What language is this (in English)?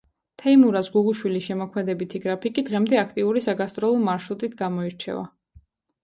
Georgian